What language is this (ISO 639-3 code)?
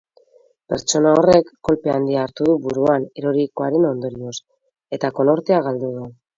eus